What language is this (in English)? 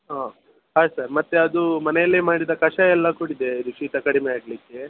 Kannada